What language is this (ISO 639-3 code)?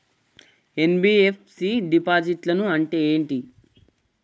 tel